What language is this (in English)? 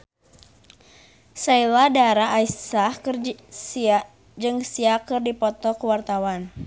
Sundanese